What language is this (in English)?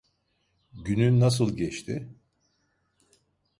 Turkish